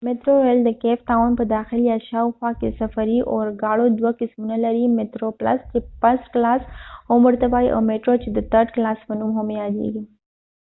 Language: Pashto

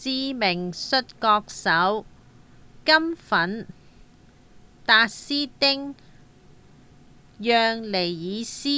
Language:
Cantonese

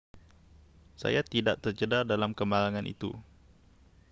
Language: Malay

